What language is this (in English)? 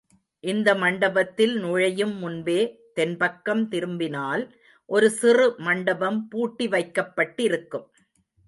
Tamil